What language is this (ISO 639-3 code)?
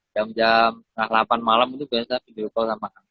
ind